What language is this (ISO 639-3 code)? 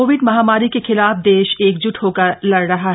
hin